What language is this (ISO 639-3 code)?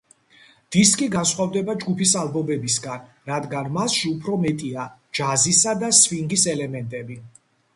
kat